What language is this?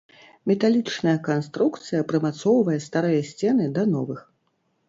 Belarusian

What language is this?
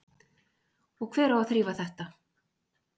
Icelandic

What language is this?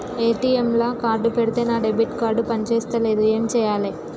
Telugu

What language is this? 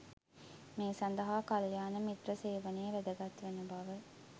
Sinhala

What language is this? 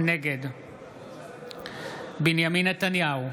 Hebrew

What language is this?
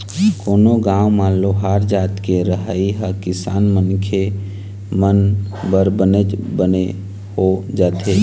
Chhattisgarhi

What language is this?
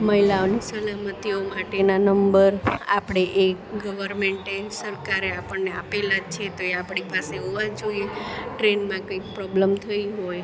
Gujarati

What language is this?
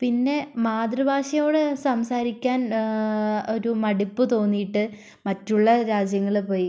Malayalam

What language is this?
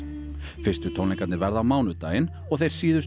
Icelandic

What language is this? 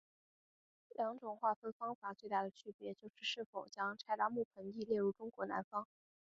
Chinese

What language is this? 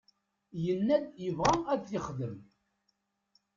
Kabyle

